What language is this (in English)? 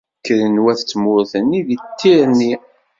Kabyle